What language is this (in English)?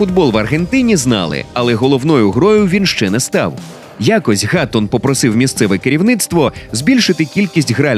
Ukrainian